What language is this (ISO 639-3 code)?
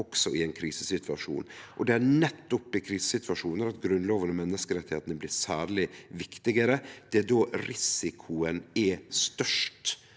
nor